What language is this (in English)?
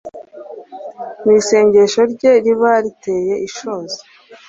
Kinyarwanda